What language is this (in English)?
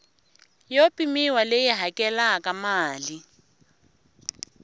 Tsonga